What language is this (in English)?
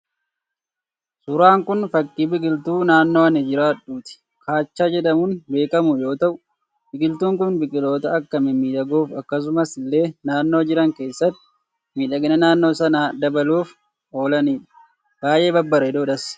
Oromo